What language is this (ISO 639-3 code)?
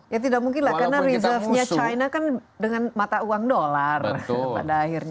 ind